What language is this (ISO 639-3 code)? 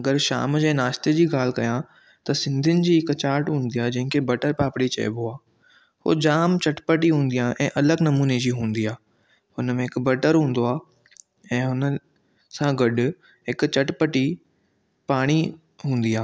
snd